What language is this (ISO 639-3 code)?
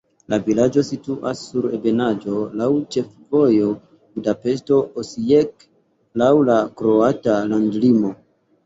epo